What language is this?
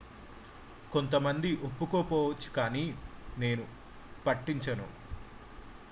Telugu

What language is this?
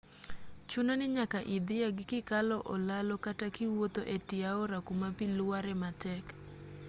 Luo (Kenya and Tanzania)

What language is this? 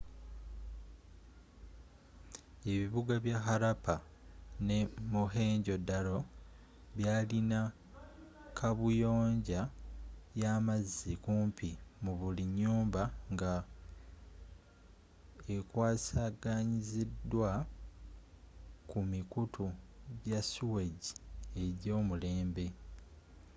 Ganda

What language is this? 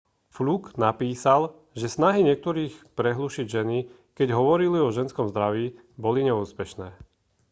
Slovak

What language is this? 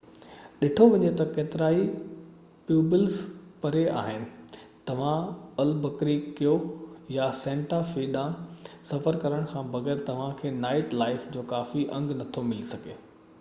Sindhi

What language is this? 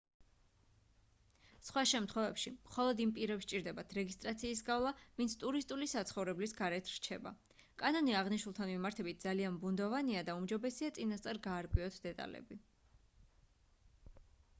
Georgian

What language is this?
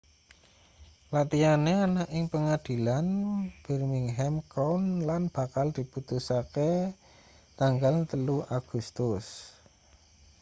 Javanese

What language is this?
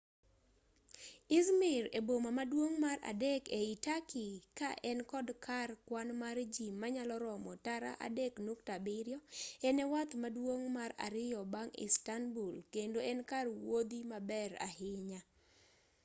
Luo (Kenya and Tanzania)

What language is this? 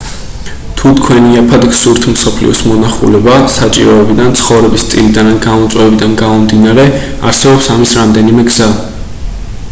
Georgian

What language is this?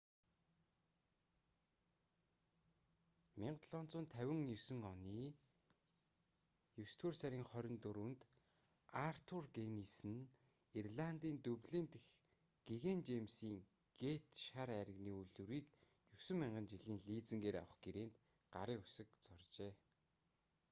Mongolian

